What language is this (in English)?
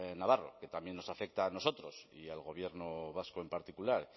Spanish